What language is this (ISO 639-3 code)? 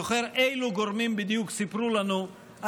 heb